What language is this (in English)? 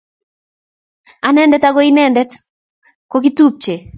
Kalenjin